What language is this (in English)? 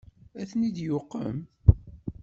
Kabyle